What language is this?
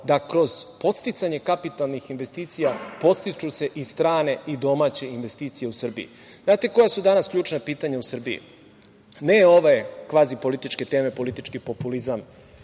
Serbian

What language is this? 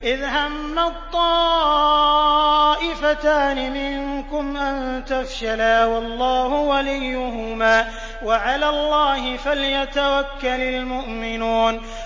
Arabic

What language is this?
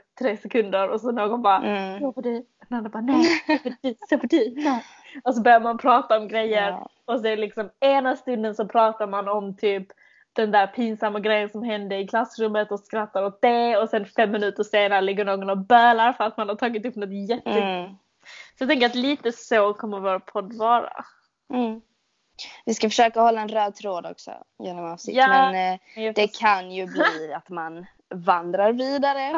Swedish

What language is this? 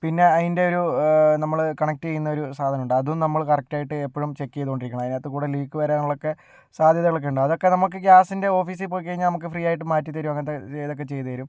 Malayalam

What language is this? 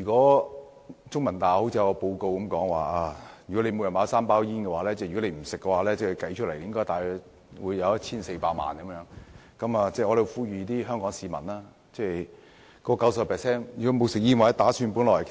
Cantonese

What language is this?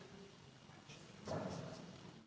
Slovenian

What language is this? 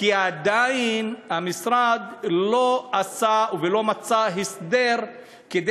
Hebrew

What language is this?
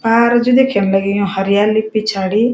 Garhwali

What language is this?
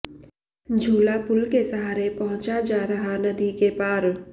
Hindi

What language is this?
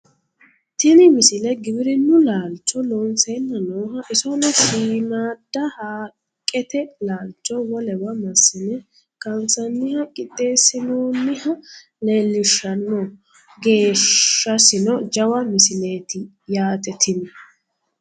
Sidamo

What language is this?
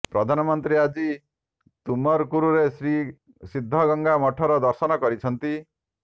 Odia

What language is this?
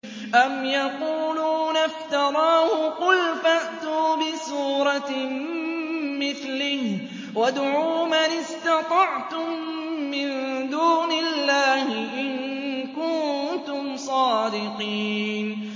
Arabic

